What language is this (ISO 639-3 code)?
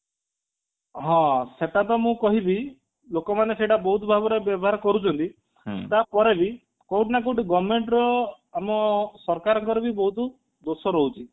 ori